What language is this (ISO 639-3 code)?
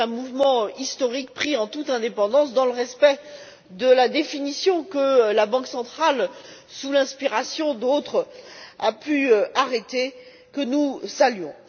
fra